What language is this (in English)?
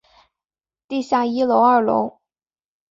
Chinese